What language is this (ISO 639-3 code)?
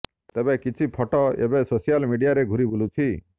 ori